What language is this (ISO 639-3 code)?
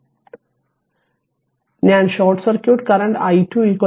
mal